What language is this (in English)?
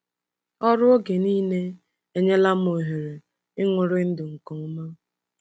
Igbo